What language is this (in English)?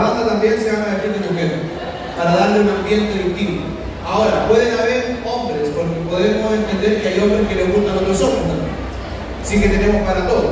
Spanish